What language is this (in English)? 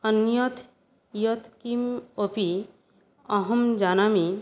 Sanskrit